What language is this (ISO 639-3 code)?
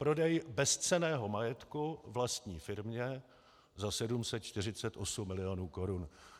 ces